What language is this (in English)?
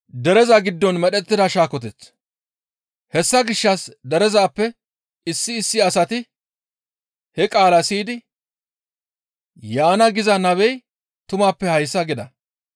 Gamo